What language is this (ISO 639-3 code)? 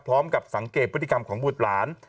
tha